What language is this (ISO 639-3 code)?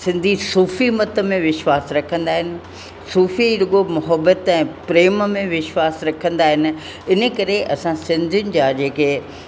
snd